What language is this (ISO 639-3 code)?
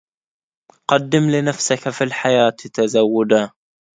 ara